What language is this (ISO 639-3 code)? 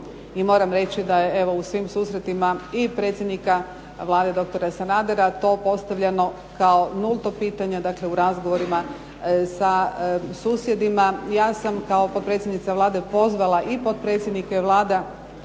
hrv